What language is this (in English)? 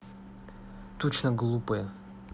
Russian